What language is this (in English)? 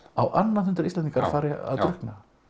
Icelandic